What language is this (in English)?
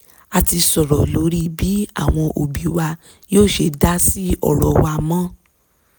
Yoruba